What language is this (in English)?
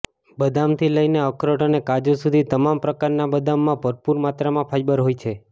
Gujarati